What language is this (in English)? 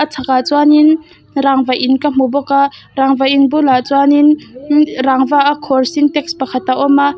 Mizo